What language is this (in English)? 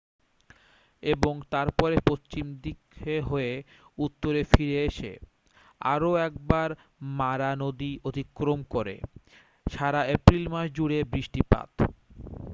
Bangla